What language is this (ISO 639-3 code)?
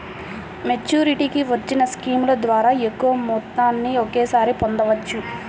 tel